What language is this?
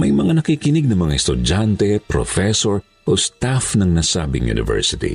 Filipino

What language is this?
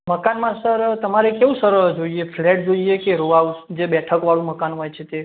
Gujarati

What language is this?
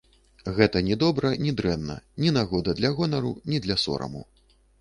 Belarusian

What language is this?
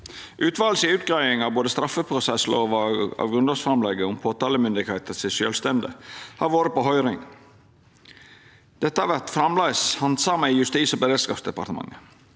Norwegian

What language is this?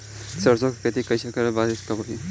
Bhojpuri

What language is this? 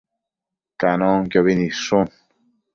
Matsés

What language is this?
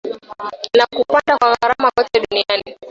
Swahili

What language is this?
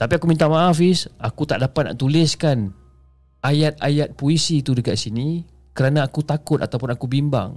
Malay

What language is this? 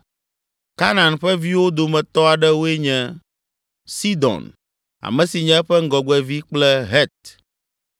Ewe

